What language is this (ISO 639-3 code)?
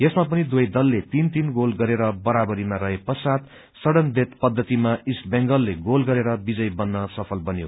nep